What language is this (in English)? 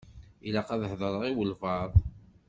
Kabyle